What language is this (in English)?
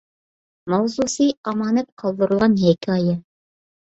Uyghur